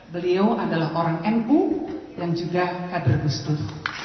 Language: Indonesian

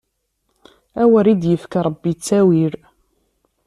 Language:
Kabyle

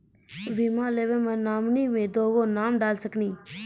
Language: Maithili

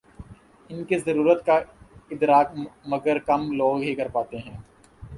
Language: Urdu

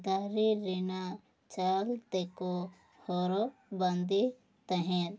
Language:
Santali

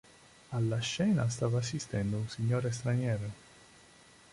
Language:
Italian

